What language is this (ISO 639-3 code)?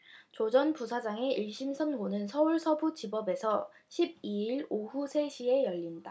kor